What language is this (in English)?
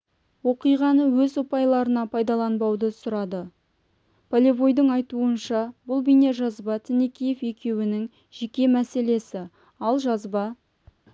Kazakh